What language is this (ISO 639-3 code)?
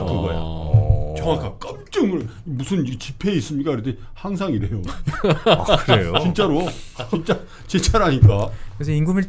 kor